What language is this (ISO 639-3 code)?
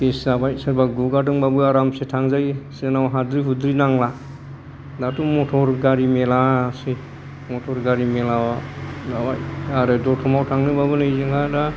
brx